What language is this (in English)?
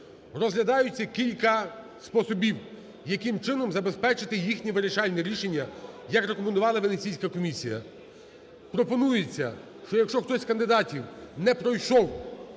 Ukrainian